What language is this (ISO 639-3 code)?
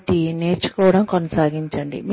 tel